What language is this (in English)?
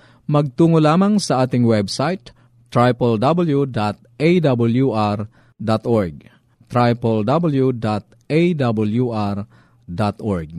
Filipino